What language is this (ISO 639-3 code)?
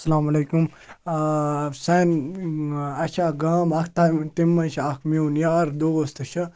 kas